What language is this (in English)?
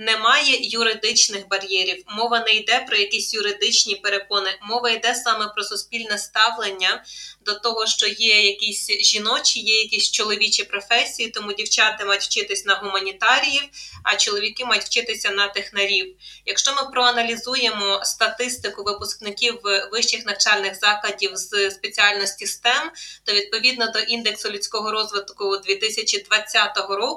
Ukrainian